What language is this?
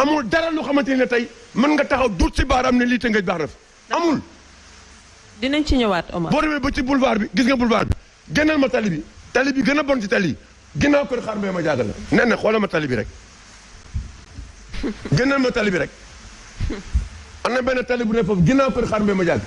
French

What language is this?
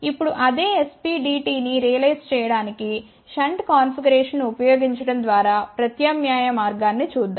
Telugu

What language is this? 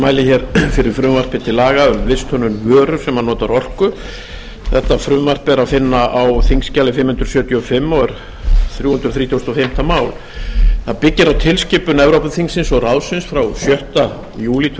Icelandic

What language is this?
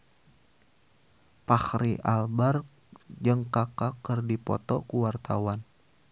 Sundanese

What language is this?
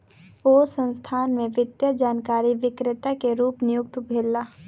Maithili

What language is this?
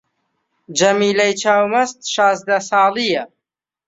Central Kurdish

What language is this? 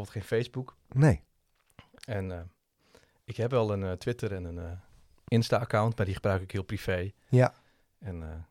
Dutch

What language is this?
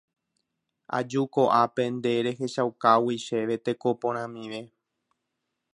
Guarani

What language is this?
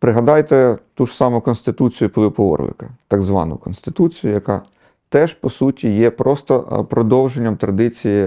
Ukrainian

